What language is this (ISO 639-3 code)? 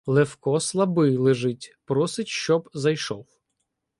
ukr